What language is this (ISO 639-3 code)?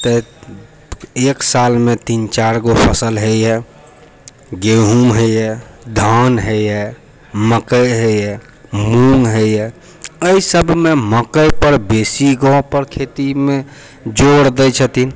mai